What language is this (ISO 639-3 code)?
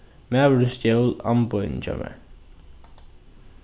fao